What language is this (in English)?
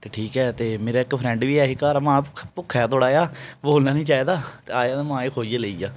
Dogri